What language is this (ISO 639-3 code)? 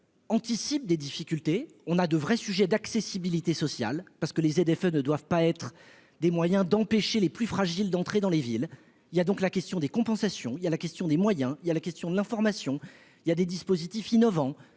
fra